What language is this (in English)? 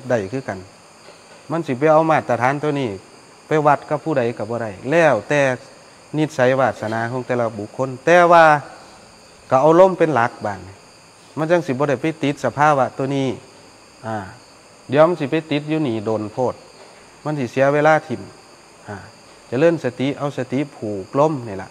Thai